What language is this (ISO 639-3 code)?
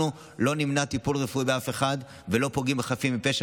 heb